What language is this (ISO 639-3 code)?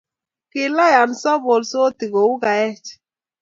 kln